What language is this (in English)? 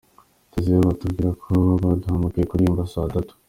Kinyarwanda